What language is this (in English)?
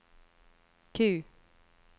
Norwegian